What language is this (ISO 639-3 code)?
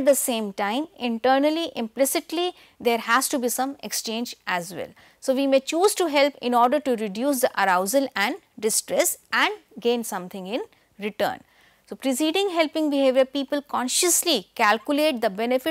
eng